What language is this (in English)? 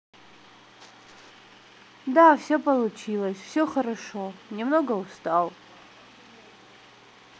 Russian